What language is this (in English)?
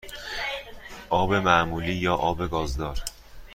Persian